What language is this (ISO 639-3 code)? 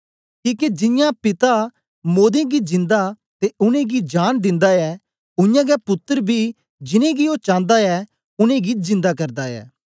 doi